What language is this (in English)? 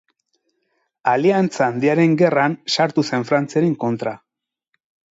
Basque